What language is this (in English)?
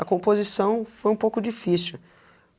Portuguese